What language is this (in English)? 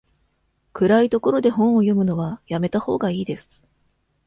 Japanese